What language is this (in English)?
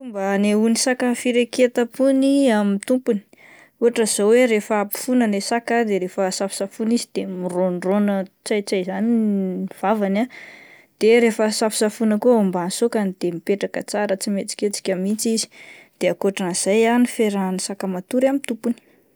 Malagasy